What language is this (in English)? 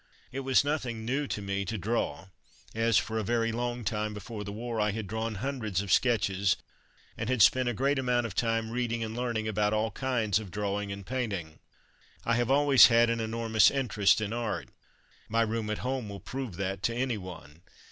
English